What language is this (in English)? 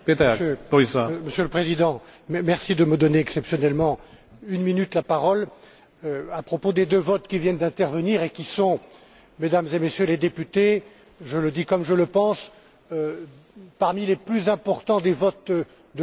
French